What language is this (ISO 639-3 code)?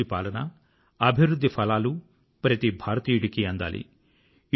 tel